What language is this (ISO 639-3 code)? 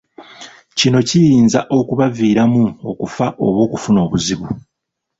lug